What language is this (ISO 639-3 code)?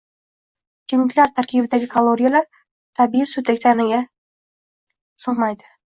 uzb